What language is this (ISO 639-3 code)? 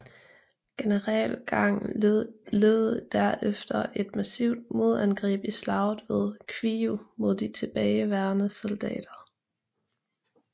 dan